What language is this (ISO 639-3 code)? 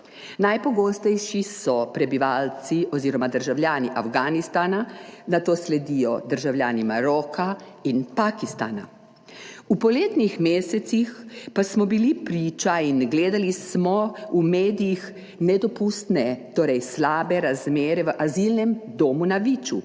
slv